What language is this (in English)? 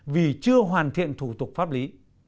Vietnamese